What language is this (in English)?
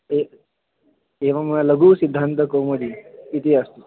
Sanskrit